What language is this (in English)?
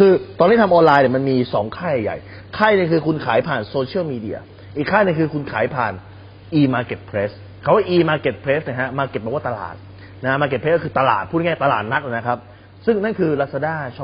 Thai